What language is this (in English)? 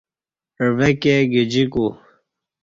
Kati